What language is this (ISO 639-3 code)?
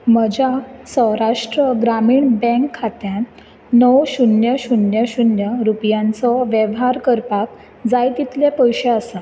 kok